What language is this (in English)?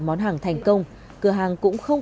Vietnamese